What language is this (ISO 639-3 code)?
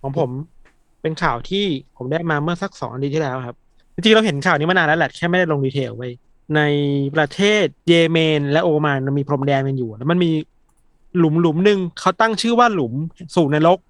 tha